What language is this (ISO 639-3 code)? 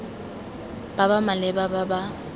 tsn